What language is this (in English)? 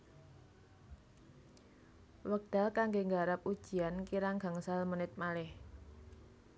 Javanese